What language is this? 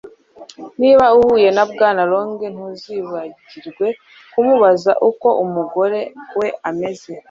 Kinyarwanda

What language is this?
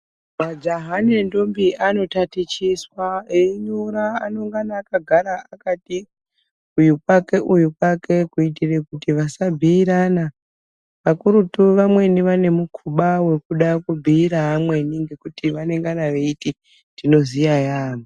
Ndau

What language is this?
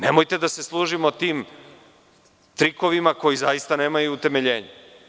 Serbian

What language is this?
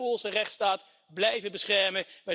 Dutch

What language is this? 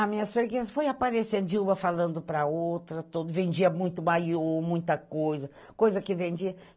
Portuguese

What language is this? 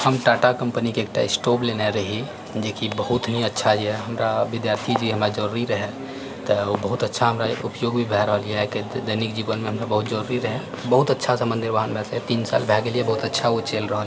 Maithili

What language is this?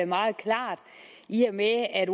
Danish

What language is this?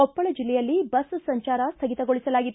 Kannada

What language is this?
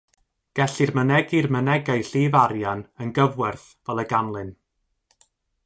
Welsh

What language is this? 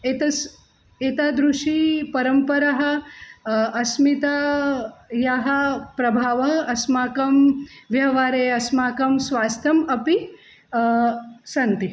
Sanskrit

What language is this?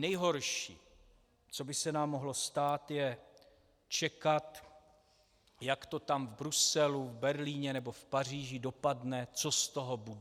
Czech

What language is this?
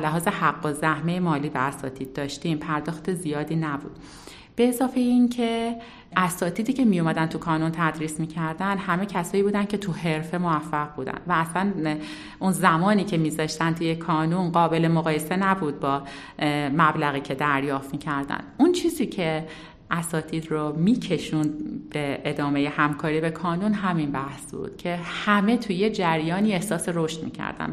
Persian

